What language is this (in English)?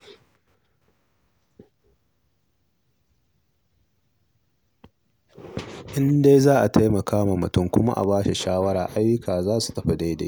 Hausa